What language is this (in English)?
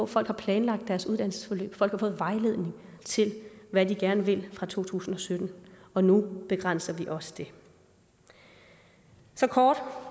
Danish